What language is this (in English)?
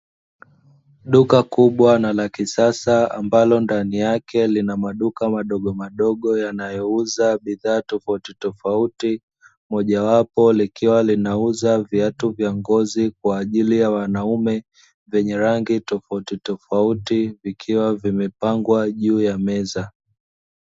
Swahili